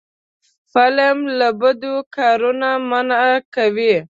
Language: Pashto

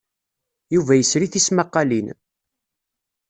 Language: Kabyle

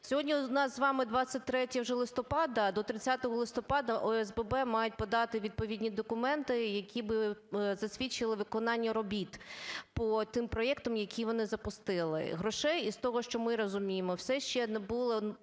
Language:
Ukrainian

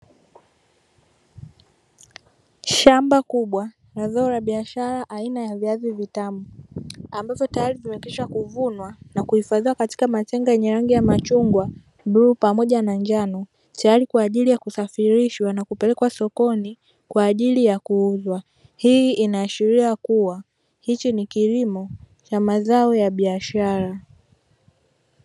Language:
Swahili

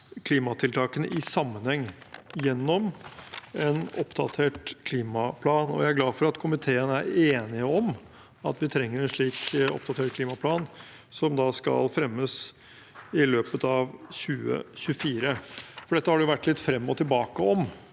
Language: Norwegian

